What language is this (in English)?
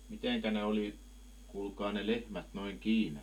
Finnish